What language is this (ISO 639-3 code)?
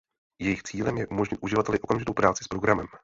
ces